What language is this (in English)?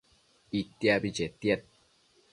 Matsés